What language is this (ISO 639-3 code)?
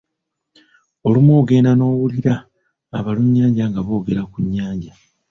lug